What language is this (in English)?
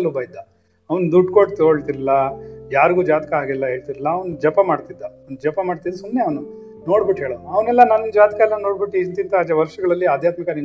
Kannada